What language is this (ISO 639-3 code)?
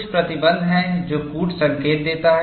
hin